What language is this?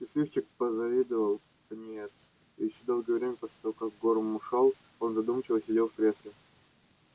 Russian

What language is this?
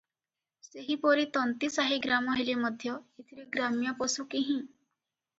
Odia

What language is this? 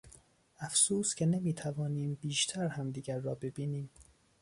Persian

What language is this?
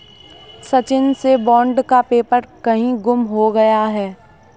Hindi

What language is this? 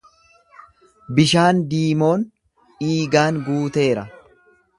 Oromo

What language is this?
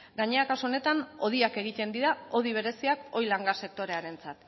Basque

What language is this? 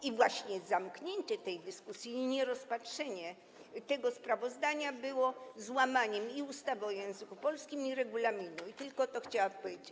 Polish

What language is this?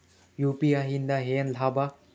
Kannada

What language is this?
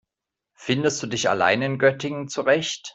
German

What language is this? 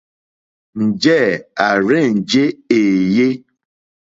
Mokpwe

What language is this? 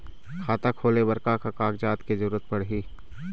Chhattisgarhi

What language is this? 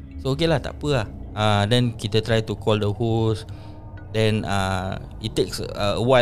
Malay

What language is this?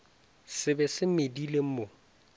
Northern Sotho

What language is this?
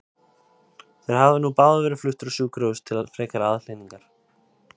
Icelandic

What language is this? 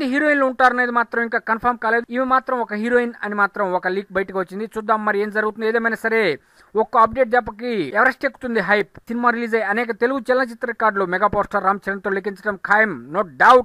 Romanian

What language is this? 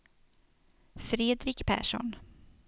Swedish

